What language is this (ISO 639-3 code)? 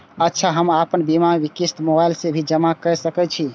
mai